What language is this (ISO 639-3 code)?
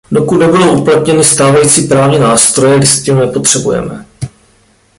ces